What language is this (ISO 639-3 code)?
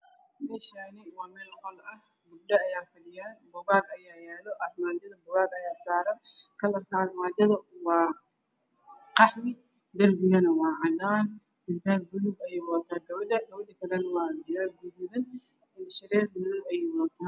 som